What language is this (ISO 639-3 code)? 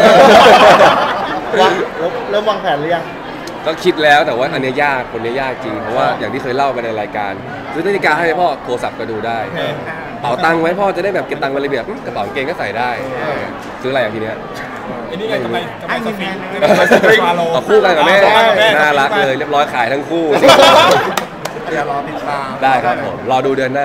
tha